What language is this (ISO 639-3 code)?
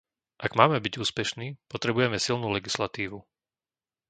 slk